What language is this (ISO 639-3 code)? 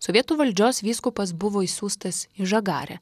lit